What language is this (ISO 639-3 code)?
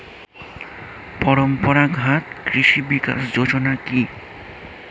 ben